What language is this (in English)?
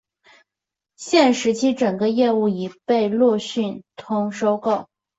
Chinese